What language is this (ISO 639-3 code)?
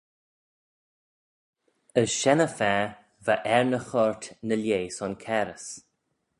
glv